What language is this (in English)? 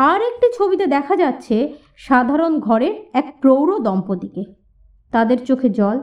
Bangla